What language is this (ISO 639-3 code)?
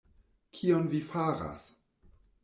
epo